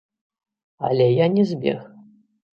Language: Belarusian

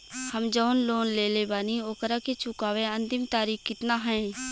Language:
Bhojpuri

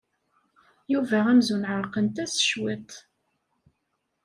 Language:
Kabyle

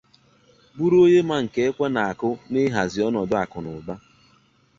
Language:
Igbo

